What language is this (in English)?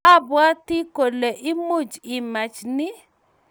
Kalenjin